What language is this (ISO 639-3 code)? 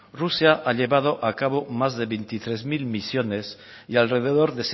spa